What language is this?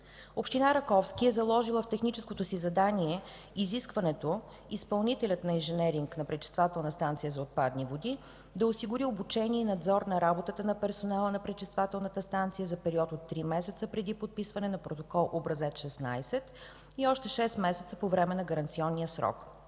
Bulgarian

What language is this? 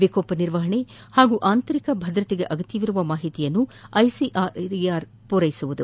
Kannada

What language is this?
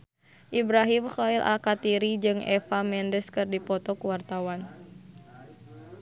Sundanese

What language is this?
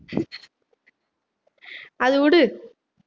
Tamil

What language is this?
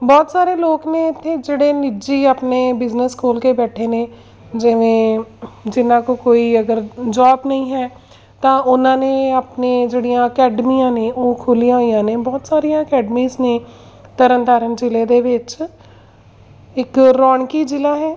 Punjabi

